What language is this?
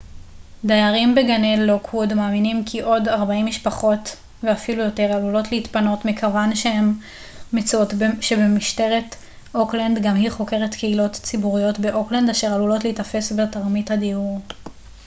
Hebrew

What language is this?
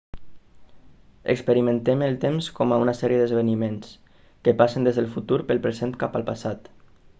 Catalan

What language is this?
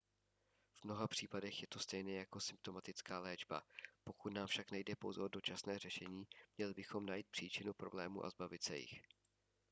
Czech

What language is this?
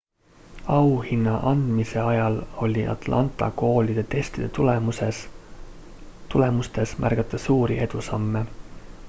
Estonian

